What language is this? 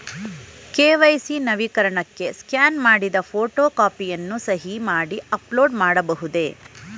Kannada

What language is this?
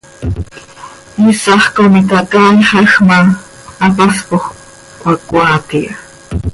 Seri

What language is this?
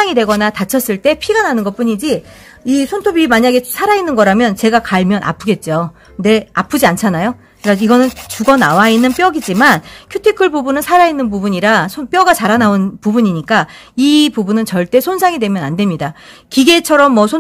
Korean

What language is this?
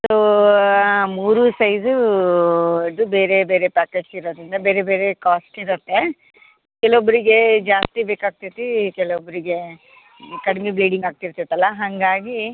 Kannada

